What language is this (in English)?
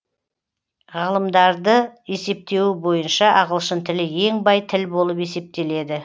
Kazakh